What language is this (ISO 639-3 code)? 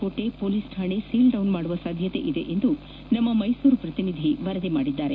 kan